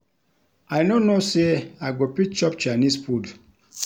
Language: Nigerian Pidgin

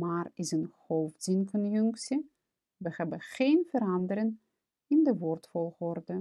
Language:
Dutch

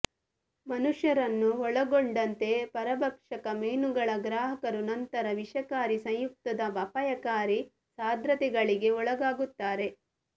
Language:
Kannada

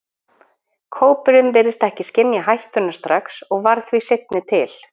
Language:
Icelandic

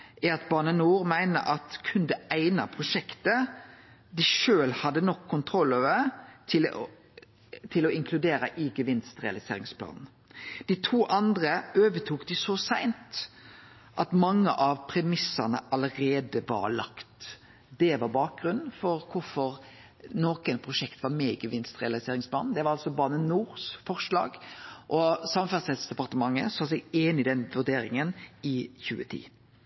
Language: Norwegian Nynorsk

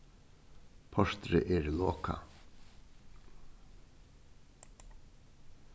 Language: Faroese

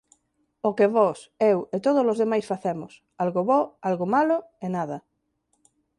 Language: Galician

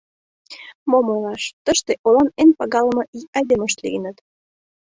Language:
Mari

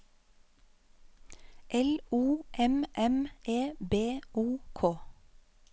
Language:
Norwegian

